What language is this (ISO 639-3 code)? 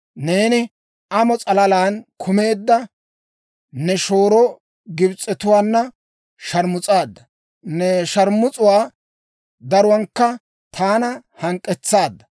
dwr